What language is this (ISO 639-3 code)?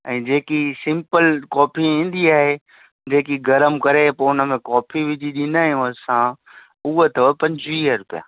snd